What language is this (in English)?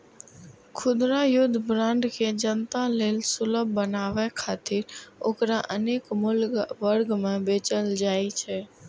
Maithili